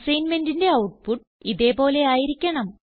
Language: Malayalam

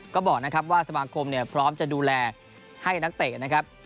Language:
Thai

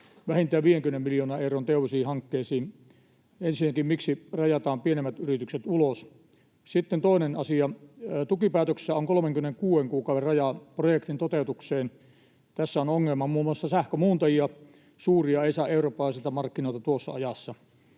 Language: Finnish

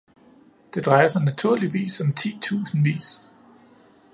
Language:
Danish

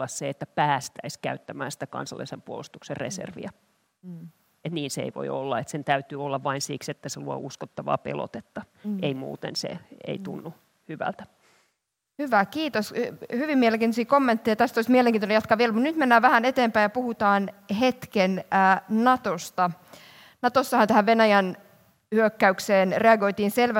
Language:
Finnish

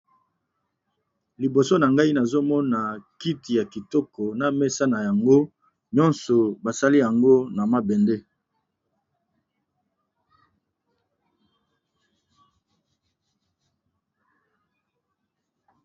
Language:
Lingala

